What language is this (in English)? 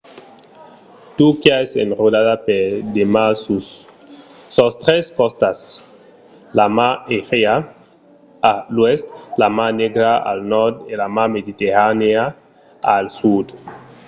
Occitan